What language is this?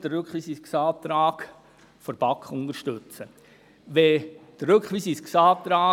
Swiss German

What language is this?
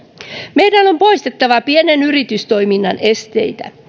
Finnish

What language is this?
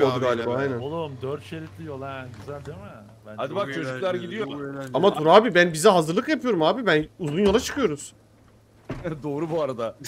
Turkish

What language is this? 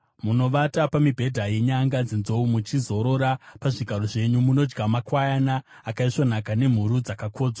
Shona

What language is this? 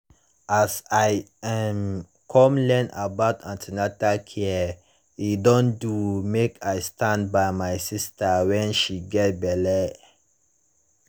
Nigerian Pidgin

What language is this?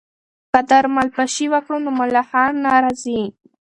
Pashto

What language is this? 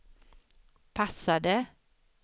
Swedish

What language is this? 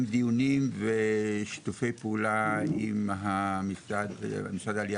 Hebrew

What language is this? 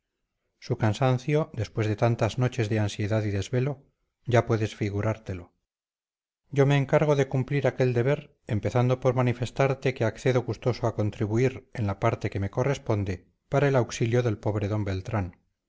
Spanish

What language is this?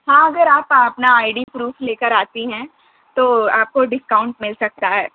Urdu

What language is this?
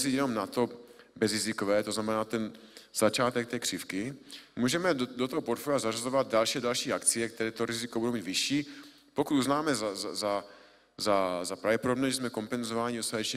Czech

